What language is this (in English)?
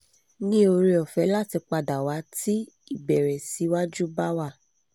Yoruba